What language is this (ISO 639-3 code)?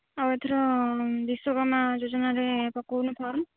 ori